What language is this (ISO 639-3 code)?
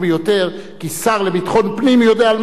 heb